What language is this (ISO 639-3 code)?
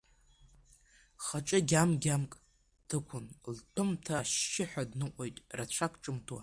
abk